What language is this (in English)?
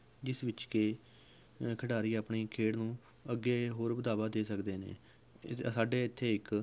Punjabi